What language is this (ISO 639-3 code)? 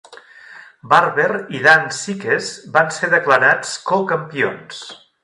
cat